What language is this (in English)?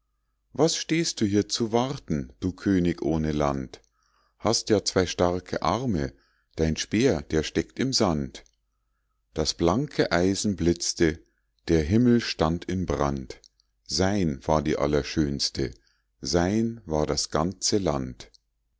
German